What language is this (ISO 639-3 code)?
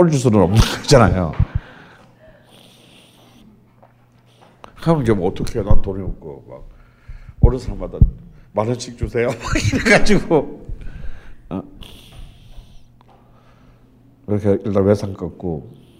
kor